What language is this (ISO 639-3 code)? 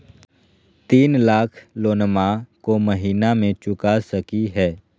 mag